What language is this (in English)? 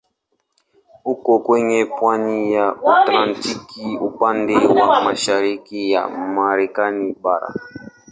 Swahili